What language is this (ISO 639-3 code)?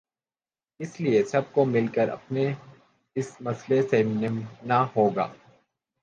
urd